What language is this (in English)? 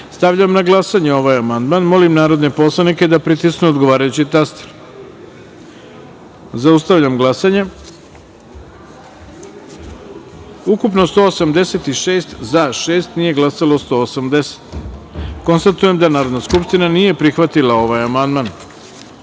Serbian